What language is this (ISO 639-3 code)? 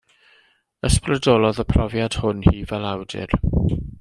cym